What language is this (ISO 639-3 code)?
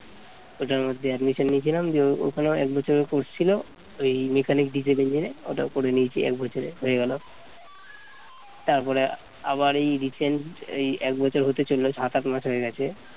ben